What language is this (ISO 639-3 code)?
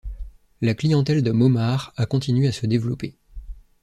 fra